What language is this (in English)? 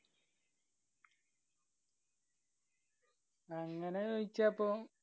Malayalam